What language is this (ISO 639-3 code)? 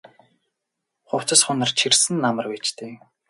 mon